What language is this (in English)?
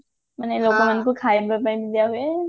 Odia